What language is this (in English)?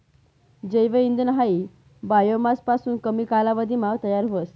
Marathi